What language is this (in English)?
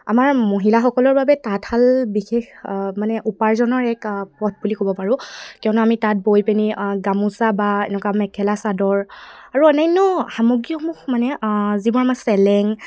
Assamese